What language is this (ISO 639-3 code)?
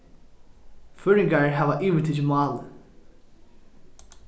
fao